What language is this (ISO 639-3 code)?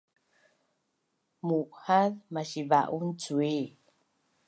bnn